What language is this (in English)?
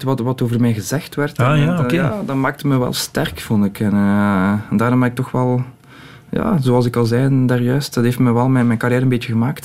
Dutch